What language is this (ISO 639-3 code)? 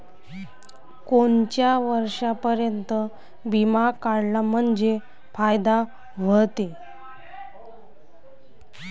mar